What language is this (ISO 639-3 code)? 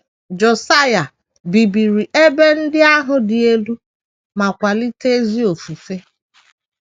ibo